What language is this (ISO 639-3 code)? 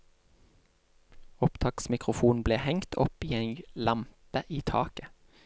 nor